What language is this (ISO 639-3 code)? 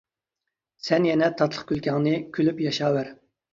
uig